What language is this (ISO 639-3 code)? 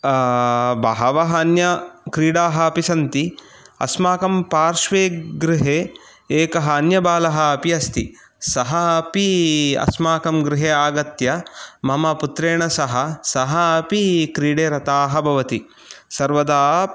san